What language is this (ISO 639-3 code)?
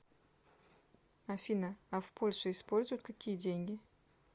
rus